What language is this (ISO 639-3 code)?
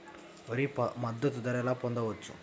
tel